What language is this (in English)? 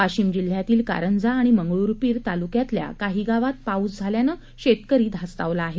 Marathi